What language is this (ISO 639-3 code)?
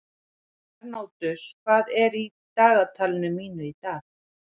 isl